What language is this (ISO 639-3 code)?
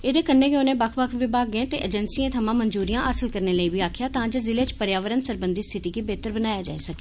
doi